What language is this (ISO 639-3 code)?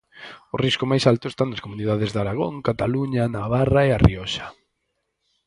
glg